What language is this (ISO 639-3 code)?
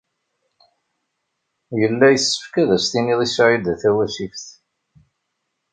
kab